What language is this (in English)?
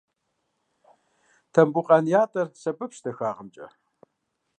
Kabardian